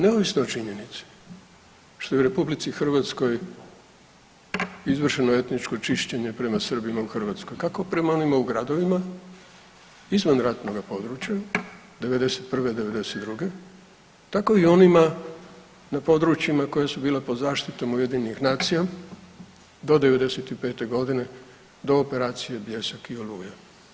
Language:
Croatian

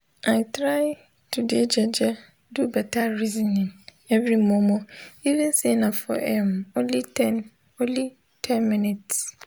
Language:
Nigerian Pidgin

